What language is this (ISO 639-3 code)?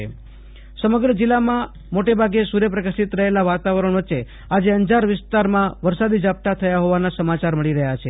guj